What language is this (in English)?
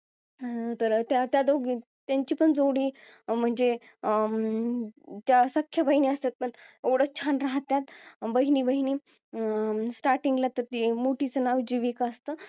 Marathi